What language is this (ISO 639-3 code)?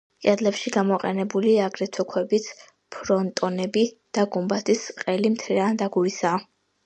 kat